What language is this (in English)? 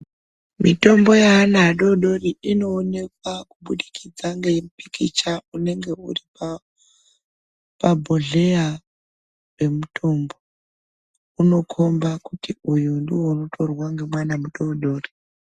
Ndau